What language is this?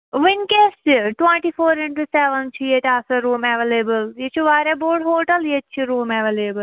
Kashmiri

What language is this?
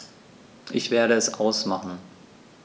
German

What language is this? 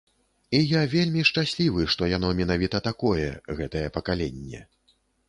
Belarusian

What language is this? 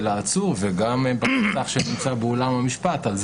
Hebrew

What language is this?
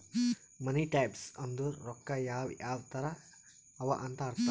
Kannada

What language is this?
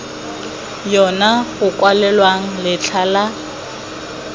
Tswana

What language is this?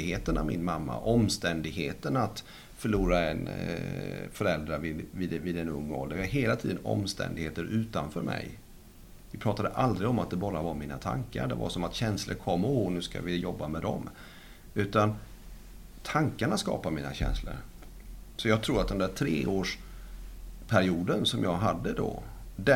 Swedish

